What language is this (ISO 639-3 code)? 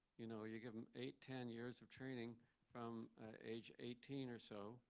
eng